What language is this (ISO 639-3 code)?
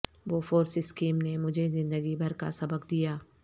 urd